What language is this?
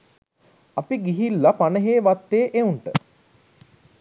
Sinhala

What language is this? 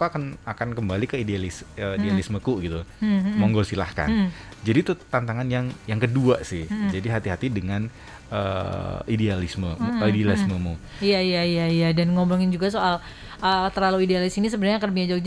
Indonesian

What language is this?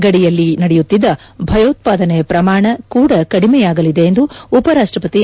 Kannada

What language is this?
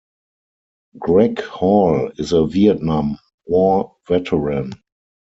English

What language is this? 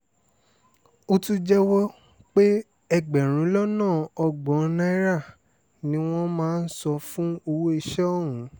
Yoruba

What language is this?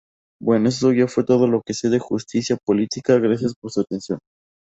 Spanish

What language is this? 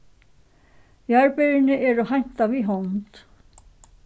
Faroese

